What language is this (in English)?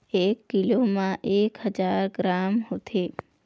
Chhattisgarhi